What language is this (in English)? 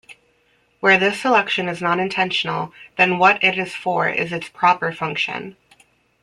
English